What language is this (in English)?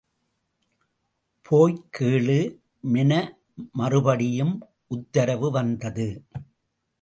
Tamil